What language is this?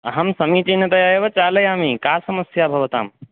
Sanskrit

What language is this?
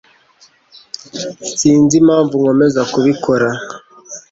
Kinyarwanda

